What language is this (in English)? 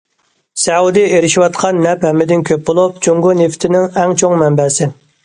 Uyghur